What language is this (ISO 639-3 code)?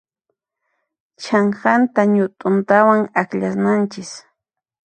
qxp